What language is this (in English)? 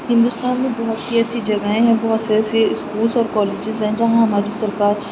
Urdu